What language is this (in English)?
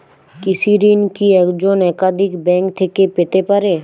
Bangla